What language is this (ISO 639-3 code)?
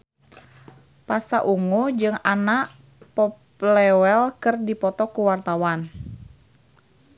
sun